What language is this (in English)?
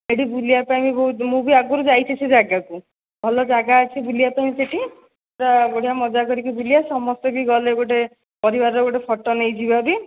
Odia